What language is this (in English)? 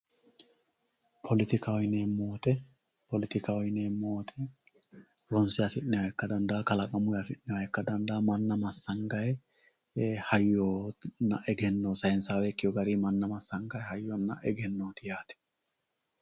Sidamo